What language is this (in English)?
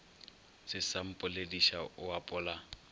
Northern Sotho